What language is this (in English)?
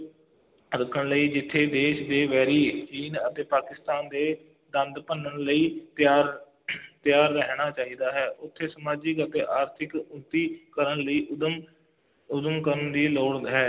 Punjabi